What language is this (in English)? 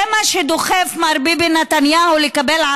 Hebrew